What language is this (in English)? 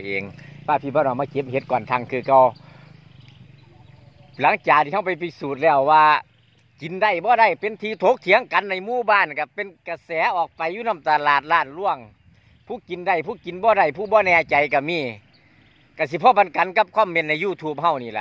Thai